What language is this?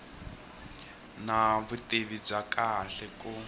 Tsonga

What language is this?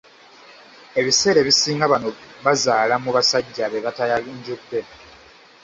Ganda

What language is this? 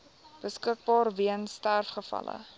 Afrikaans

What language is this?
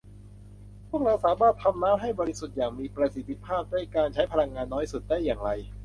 Thai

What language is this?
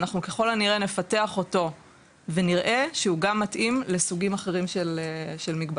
Hebrew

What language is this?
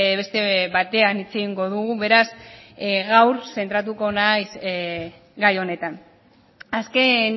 Basque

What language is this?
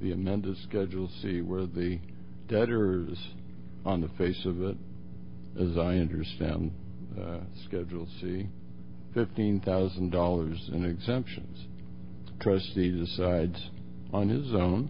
English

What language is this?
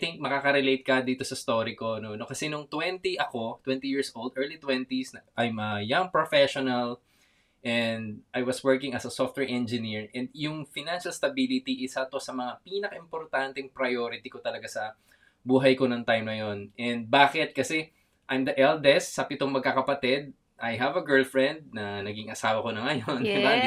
Filipino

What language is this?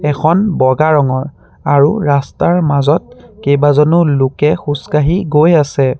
Assamese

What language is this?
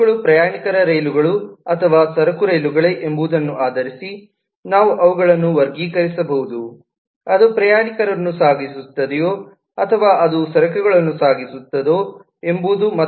Kannada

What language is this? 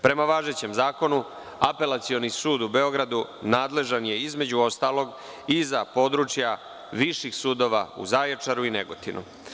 Serbian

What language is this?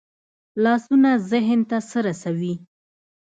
Pashto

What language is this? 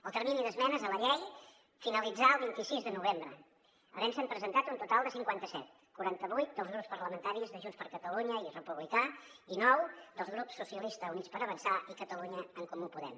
Catalan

